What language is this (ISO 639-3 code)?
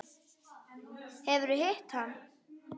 isl